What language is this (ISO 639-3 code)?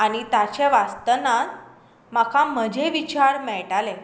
kok